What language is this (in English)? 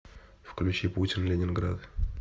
Russian